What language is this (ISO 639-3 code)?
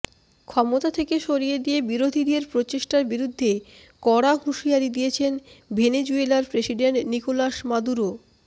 ben